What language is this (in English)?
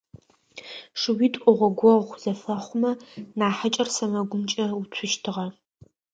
Adyghe